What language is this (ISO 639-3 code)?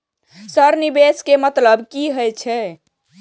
mai